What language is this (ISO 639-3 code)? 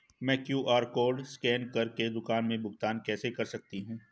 hin